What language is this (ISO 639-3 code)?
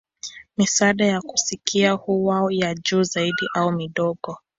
swa